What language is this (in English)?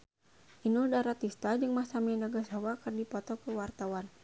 Sundanese